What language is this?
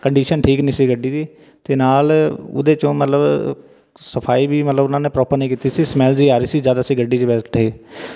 Punjabi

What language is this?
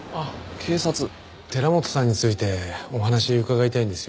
Japanese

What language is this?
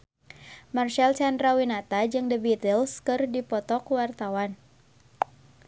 Sundanese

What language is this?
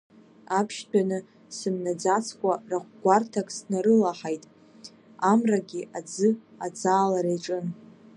Abkhazian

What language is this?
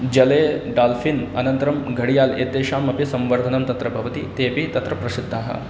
Sanskrit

